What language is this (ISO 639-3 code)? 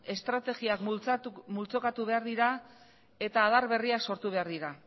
eus